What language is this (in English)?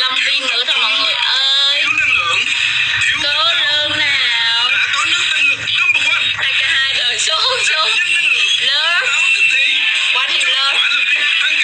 Vietnamese